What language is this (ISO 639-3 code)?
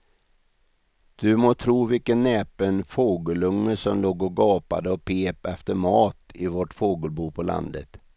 swe